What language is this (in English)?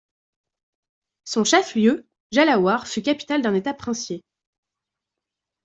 French